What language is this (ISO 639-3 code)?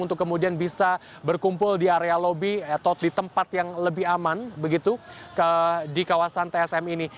ind